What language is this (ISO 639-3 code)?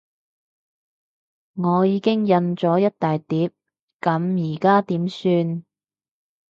yue